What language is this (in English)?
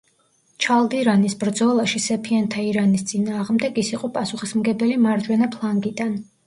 Georgian